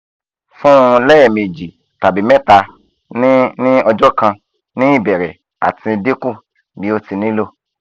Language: Yoruba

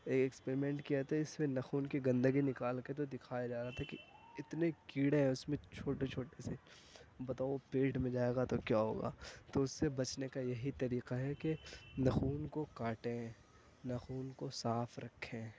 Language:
Urdu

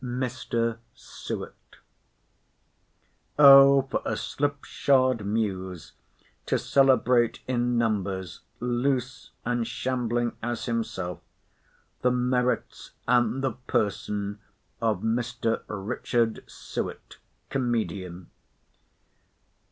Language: English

